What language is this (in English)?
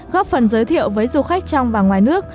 Vietnamese